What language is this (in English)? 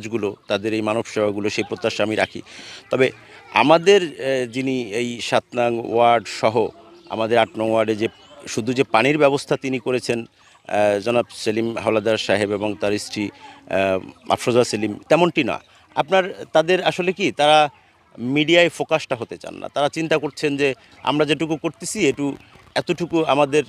Arabic